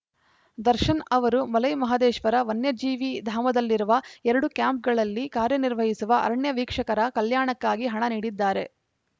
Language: Kannada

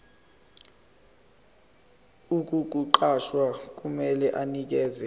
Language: Zulu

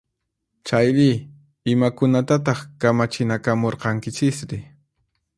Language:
Puno Quechua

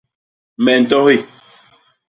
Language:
Basaa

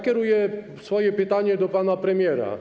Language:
Polish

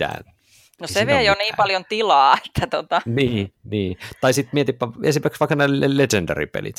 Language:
Finnish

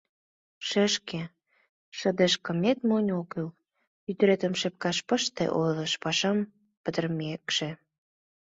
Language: Mari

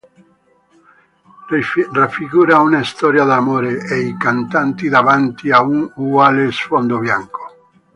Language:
Italian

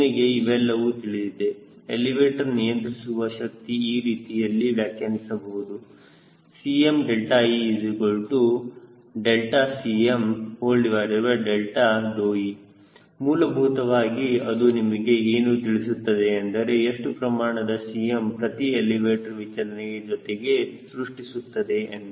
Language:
Kannada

